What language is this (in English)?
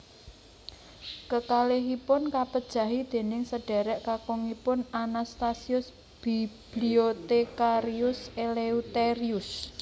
Javanese